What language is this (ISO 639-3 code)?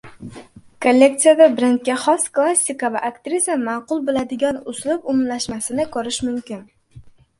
uzb